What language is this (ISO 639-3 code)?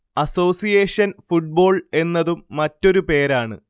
mal